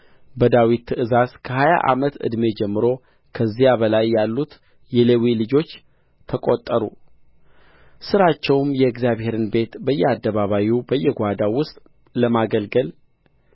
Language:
Amharic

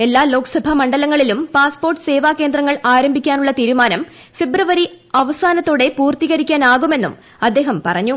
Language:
Malayalam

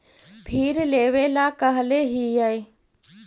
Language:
Magahi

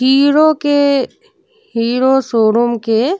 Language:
Bhojpuri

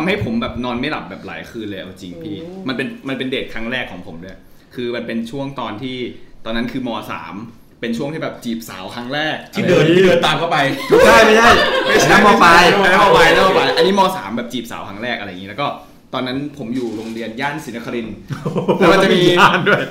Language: Thai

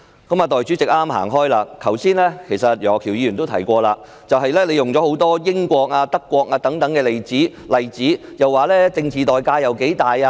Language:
Cantonese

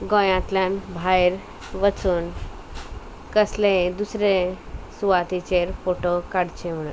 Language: Konkani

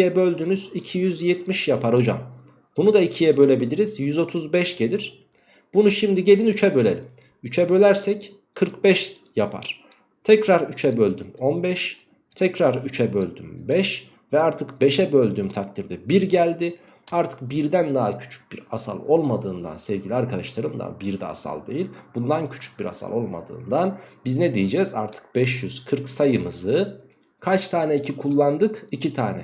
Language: Turkish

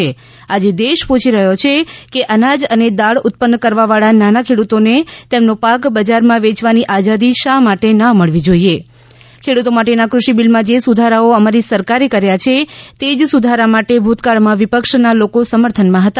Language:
Gujarati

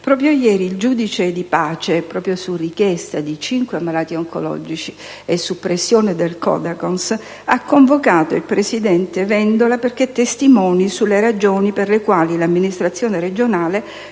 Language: Italian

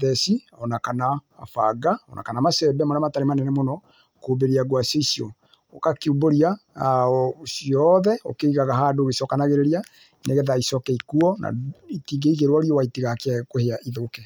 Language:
Kikuyu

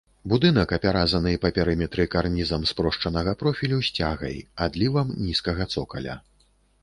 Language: Belarusian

